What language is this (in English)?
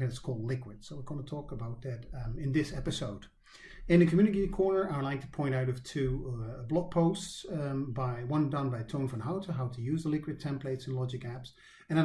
English